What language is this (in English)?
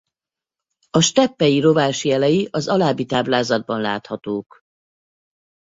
Hungarian